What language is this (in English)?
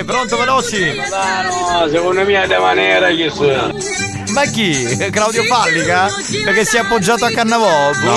Italian